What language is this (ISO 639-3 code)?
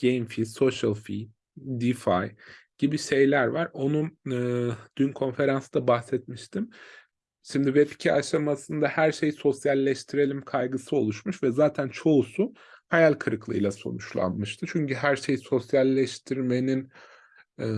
tur